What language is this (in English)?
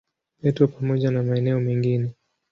Swahili